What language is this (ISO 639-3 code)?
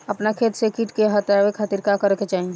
bho